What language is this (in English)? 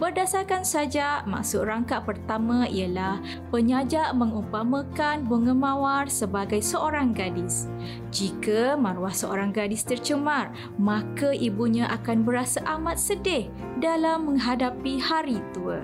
Malay